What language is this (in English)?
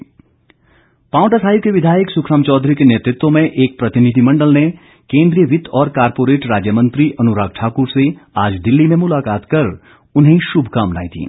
Hindi